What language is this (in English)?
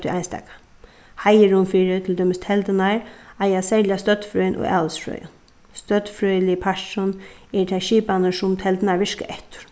Faroese